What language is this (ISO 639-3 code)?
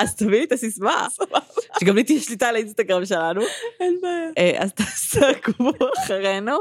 heb